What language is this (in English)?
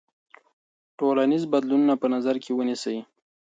Pashto